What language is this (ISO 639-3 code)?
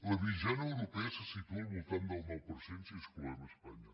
cat